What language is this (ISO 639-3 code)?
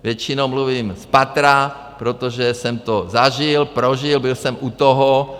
ces